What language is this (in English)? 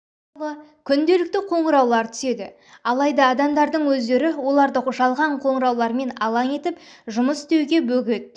Kazakh